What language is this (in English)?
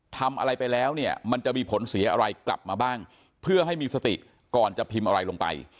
Thai